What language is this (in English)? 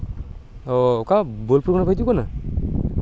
Santali